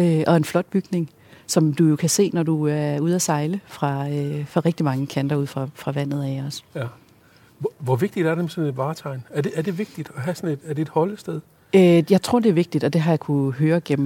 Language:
Danish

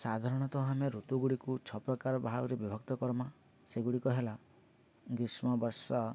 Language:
Odia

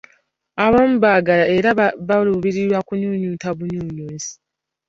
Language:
Ganda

